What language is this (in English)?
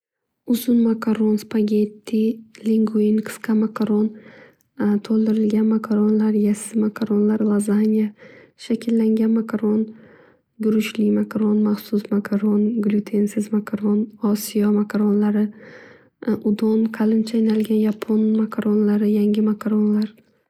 Uzbek